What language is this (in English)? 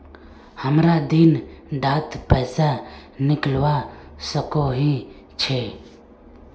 Magahi